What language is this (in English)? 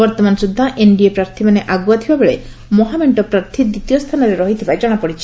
Odia